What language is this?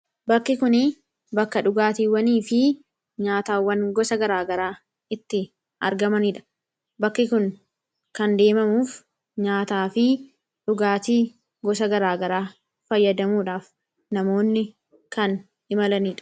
Oromo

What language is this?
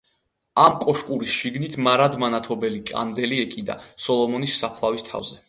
Georgian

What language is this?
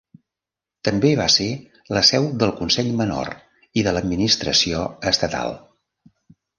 Catalan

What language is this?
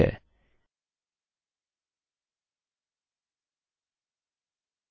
Hindi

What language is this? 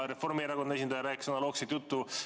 Estonian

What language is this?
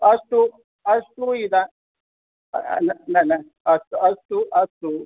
Sanskrit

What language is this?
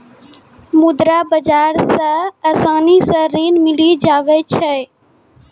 Maithili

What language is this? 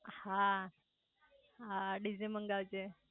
Gujarati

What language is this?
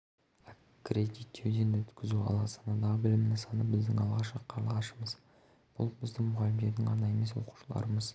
Kazakh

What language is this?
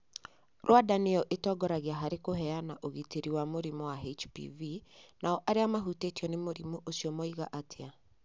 Kikuyu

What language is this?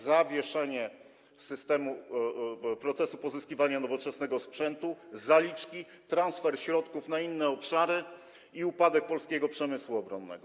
Polish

